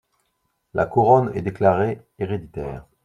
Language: French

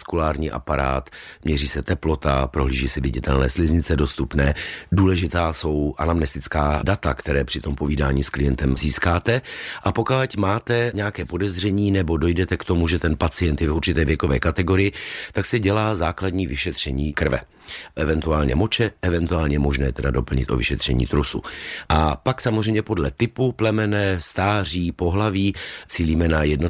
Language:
Czech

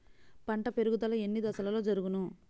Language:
Telugu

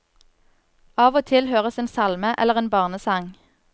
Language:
Norwegian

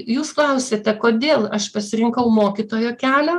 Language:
Lithuanian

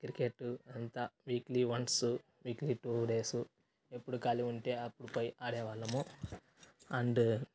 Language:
Telugu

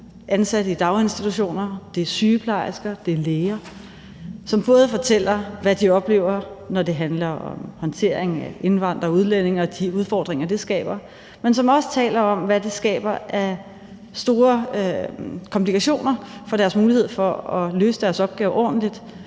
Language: Danish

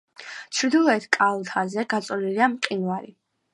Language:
Georgian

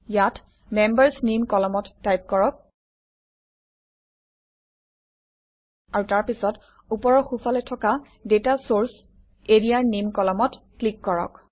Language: Assamese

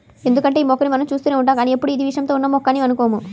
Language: Telugu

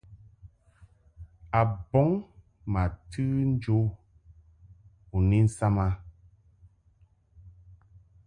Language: Mungaka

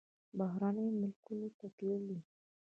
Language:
Pashto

